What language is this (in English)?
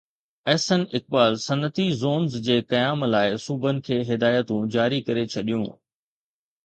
Sindhi